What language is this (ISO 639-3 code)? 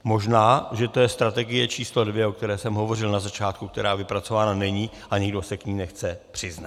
ces